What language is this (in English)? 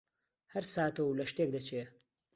Central Kurdish